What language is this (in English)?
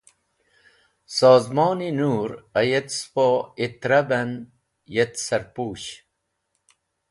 Wakhi